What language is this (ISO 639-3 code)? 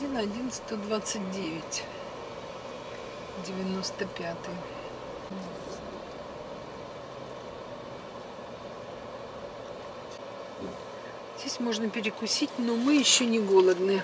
rus